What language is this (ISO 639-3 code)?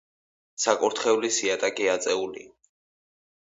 kat